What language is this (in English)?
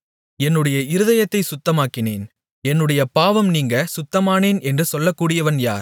Tamil